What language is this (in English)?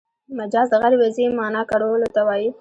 Pashto